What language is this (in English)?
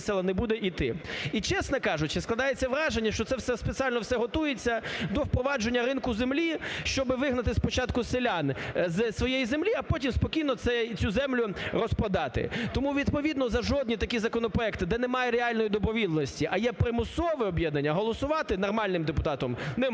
Ukrainian